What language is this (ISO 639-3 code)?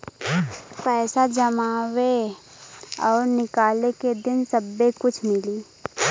bho